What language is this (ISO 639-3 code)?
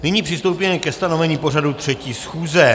ces